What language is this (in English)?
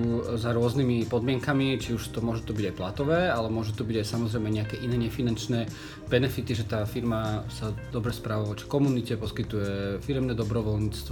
Slovak